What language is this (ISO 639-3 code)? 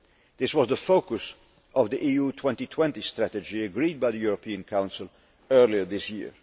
eng